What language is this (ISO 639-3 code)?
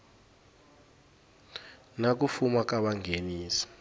tso